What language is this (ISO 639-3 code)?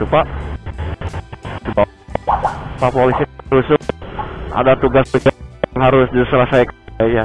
ind